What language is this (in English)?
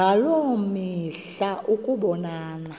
Xhosa